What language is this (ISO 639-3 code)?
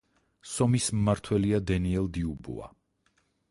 kat